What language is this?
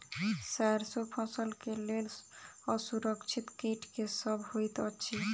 Maithili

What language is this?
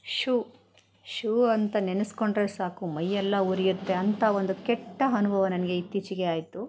Kannada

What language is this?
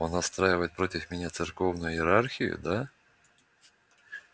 Russian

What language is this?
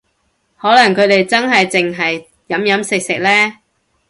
Cantonese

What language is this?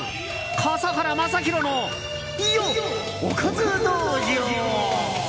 Japanese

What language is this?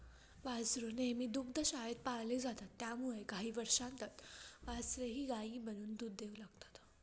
Marathi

